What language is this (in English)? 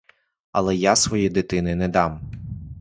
Ukrainian